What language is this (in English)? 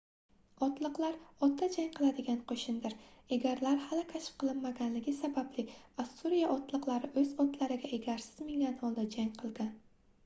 Uzbek